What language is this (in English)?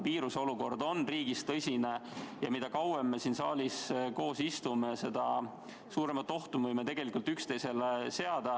Estonian